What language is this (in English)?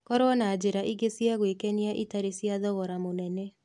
Kikuyu